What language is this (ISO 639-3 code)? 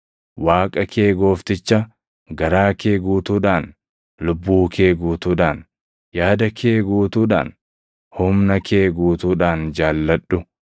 orm